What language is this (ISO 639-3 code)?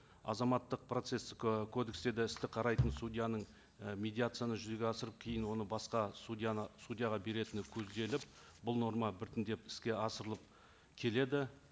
kaz